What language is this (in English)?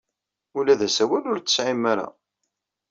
Kabyle